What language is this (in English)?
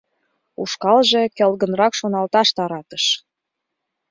Mari